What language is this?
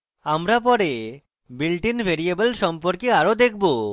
Bangla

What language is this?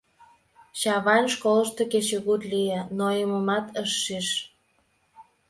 Mari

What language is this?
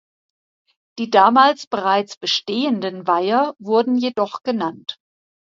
German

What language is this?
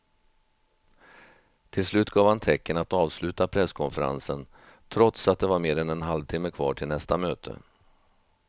Swedish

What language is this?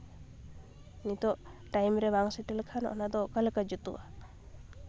Santali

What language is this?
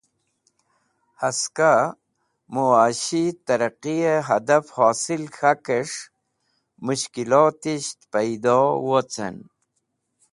Wakhi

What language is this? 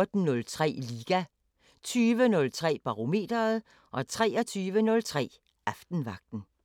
Danish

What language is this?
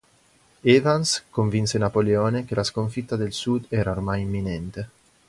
Italian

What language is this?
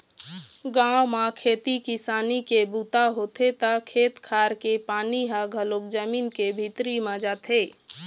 Chhattisgarhi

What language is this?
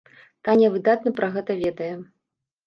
Belarusian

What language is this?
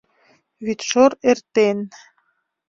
Mari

